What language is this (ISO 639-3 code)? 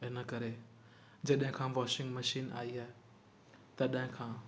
snd